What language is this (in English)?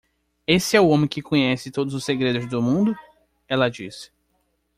Portuguese